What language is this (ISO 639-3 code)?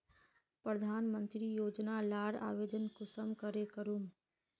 mag